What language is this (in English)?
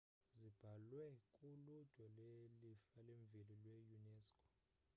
Xhosa